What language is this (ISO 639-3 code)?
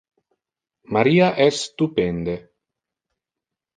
ina